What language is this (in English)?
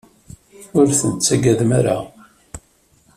Kabyle